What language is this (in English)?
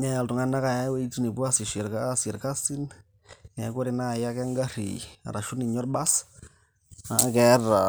Masai